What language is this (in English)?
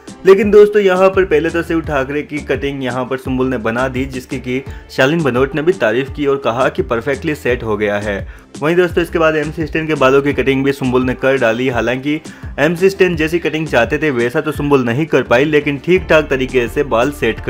Hindi